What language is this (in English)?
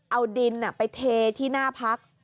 Thai